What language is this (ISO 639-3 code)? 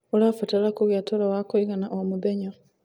kik